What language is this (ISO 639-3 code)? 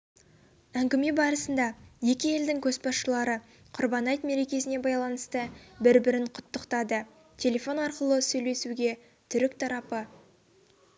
kaz